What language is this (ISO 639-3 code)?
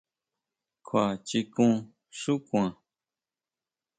mau